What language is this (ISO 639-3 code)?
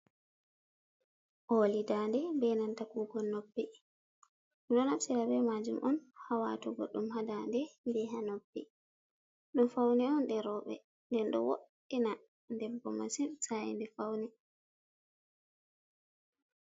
ful